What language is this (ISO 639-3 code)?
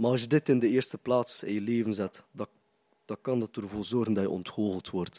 nld